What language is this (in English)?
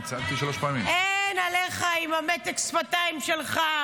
Hebrew